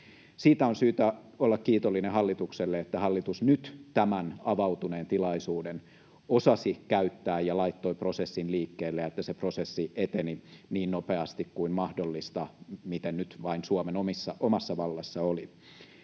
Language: Finnish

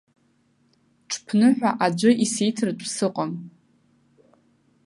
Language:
Abkhazian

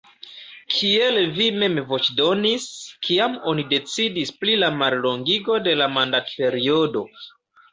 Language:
Esperanto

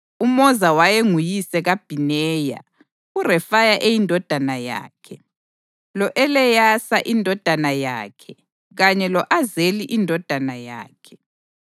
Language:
North Ndebele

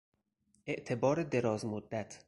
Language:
Persian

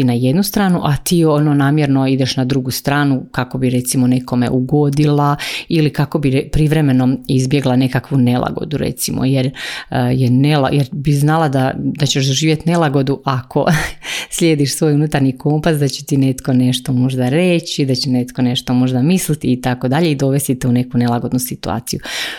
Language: Croatian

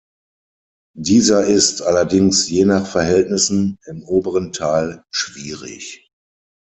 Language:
German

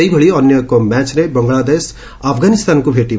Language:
Odia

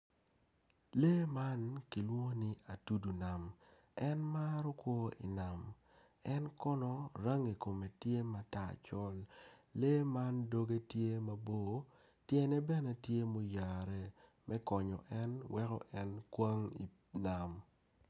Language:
Acoli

